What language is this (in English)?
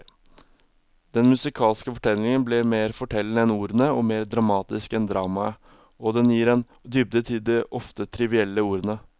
Norwegian